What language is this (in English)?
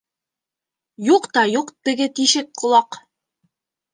Bashkir